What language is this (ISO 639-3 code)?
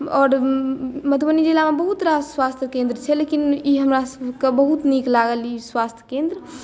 mai